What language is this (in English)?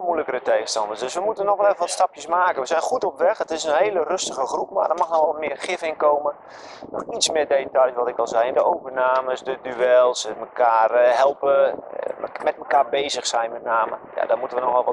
Dutch